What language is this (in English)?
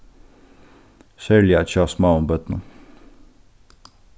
Faroese